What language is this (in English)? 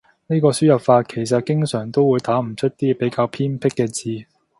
Cantonese